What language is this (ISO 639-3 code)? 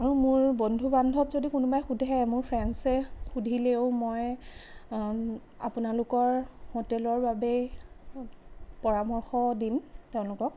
asm